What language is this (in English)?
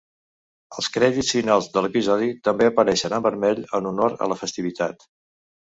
Catalan